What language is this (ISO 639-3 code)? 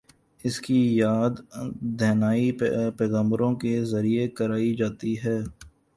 urd